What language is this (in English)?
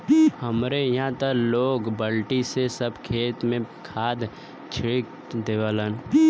Bhojpuri